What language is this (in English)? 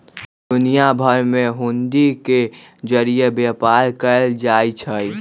Magahi